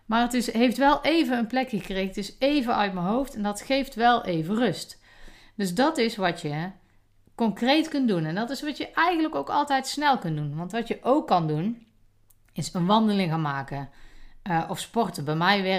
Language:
Dutch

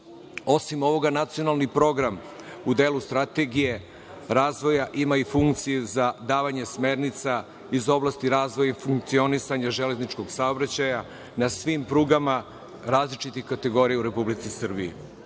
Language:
Serbian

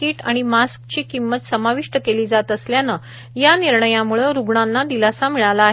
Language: Marathi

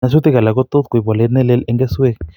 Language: Kalenjin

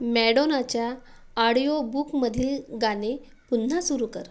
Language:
Marathi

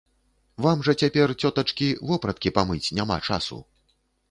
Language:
Belarusian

